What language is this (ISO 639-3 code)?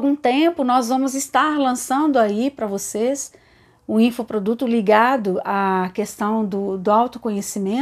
por